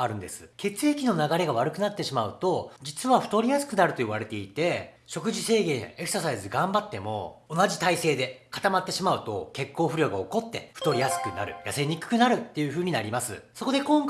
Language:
Japanese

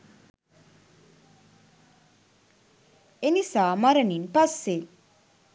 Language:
Sinhala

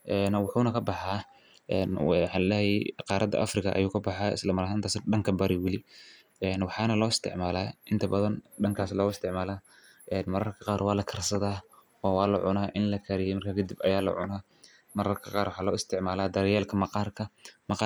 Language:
Somali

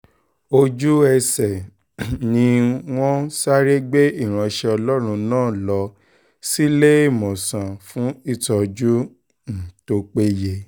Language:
Yoruba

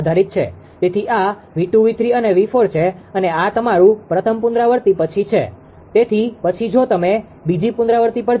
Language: Gujarati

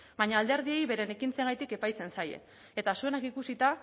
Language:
Basque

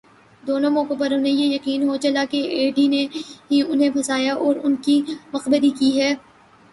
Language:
Urdu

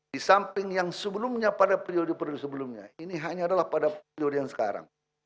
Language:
Indonesian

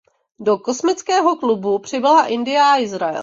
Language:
Czech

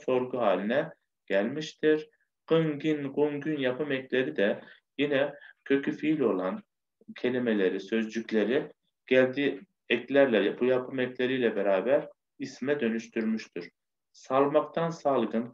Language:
Turkish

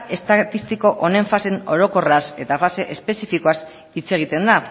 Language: Basque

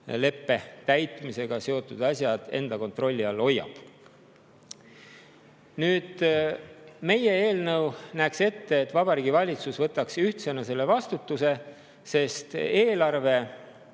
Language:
Estonian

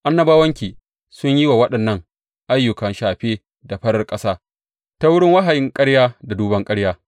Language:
Hausa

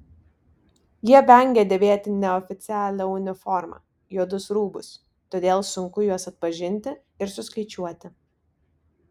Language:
Lithuanian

